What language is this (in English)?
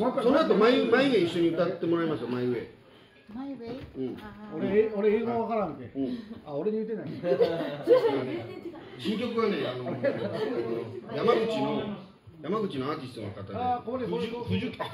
Japanese